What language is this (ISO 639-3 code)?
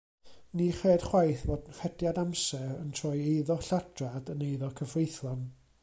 cym